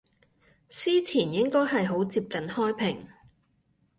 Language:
Cantonese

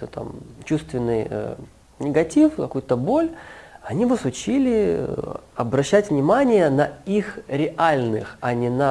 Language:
Russian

